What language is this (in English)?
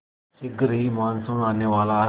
Hindi